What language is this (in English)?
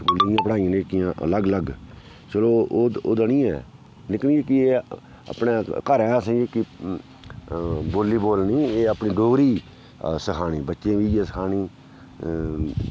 Dogri